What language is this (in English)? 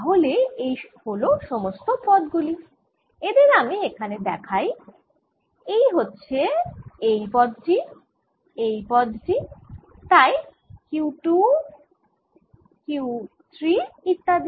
Bangla